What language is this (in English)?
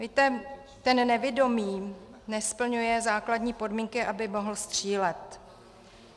Czech